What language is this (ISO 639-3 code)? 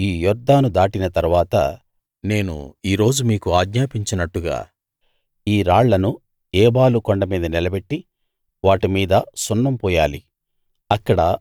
tel